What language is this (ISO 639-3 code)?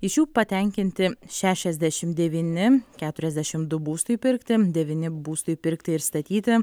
lit